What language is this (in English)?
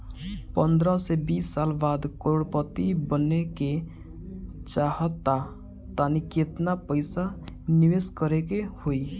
Bhojpuri